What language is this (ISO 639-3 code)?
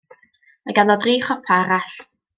cym